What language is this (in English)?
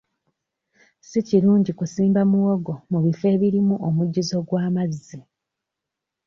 Ganda